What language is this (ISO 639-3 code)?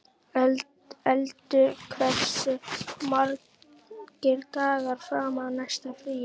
isl